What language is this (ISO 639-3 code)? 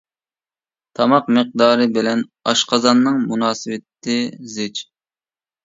uig